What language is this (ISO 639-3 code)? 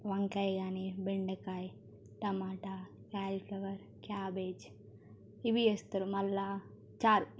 tel